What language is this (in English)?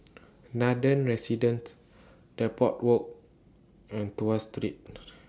English